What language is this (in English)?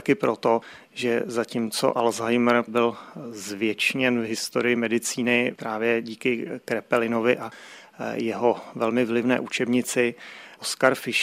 Czech